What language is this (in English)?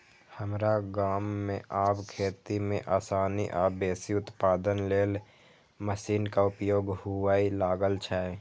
Maithili